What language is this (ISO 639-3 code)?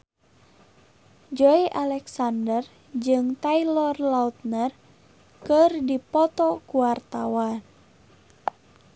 sun